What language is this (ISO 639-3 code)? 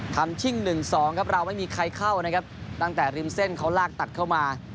tha